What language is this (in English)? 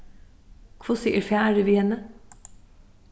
Faroese